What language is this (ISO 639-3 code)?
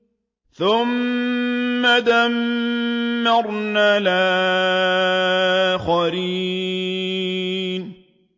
ara